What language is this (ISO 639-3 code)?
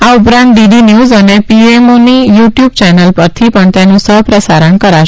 guj